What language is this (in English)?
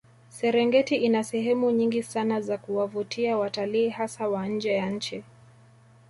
Swahili